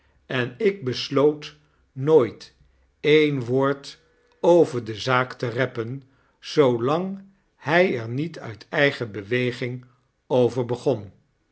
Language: Dutch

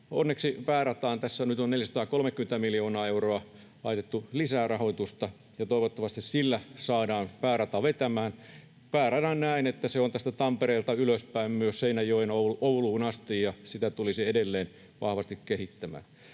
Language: Finnish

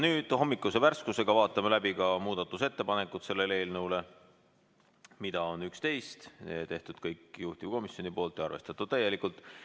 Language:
Estonian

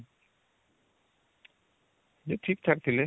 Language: Odia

